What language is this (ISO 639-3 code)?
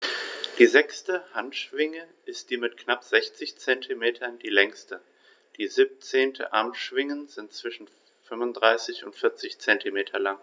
deu